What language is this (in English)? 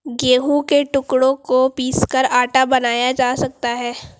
Hindi